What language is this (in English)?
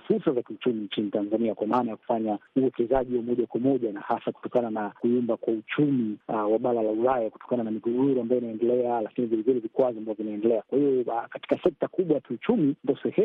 Swahili